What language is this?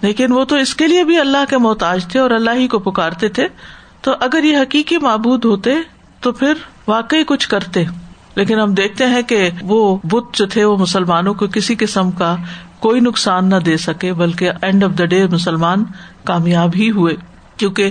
Urdu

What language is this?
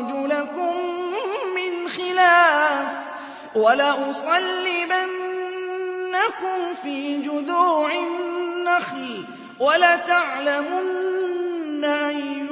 Arabic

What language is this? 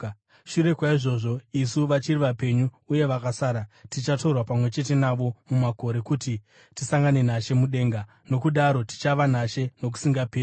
Shona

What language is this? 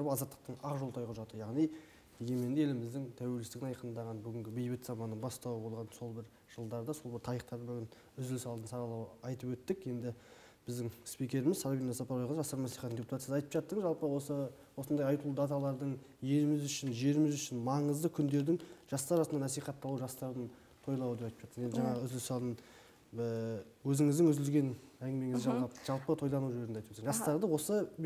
Turkish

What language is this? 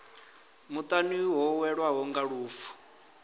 Venda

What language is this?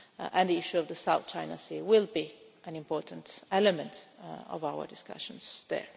English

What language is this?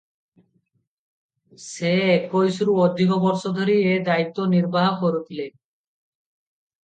Odia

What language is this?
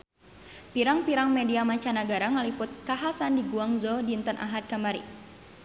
Sundanese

